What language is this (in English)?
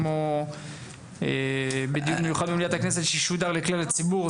Hebrew